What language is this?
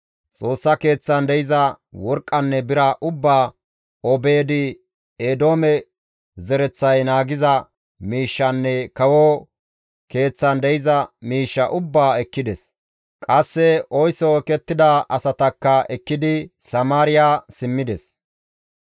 Gamo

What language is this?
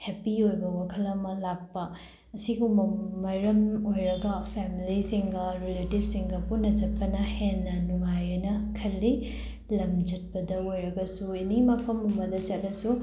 Manipuri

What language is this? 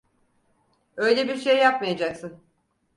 Turkish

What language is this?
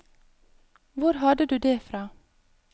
Norwegian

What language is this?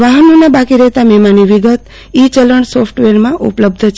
Gujarati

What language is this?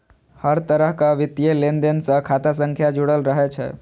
Maithili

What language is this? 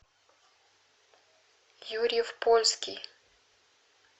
Russian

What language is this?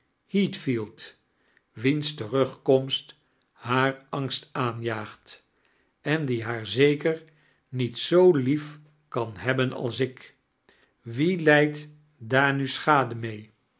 Dutch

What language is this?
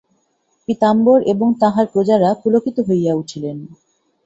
Bangla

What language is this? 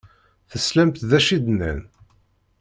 Kabyle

